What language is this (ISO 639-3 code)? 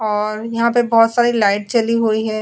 hin